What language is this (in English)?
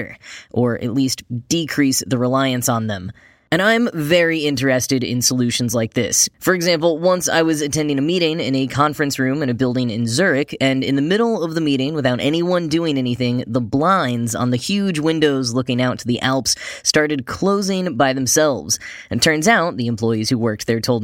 English